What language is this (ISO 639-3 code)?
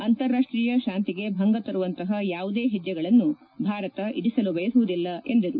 kan